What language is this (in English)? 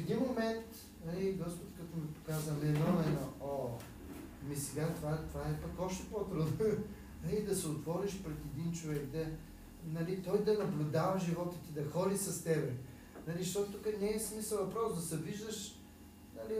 Bulgarian